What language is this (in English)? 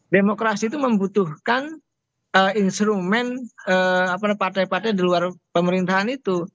Indonesian